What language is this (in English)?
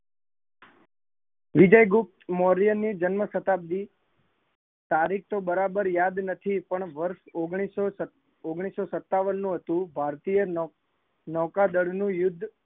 Gujarati